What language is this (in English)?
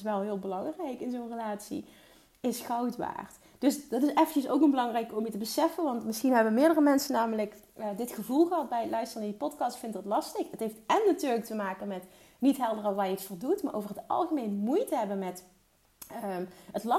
Dutch